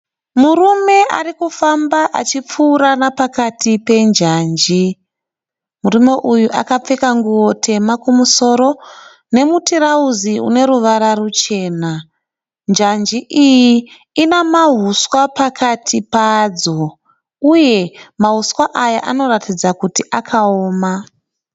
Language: Shona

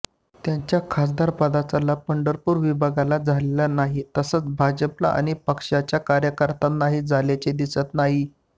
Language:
Marathi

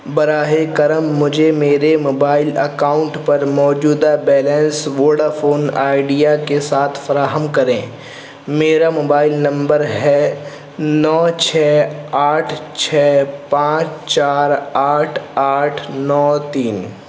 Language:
Urdu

